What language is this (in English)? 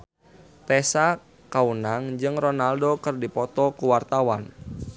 Sundanese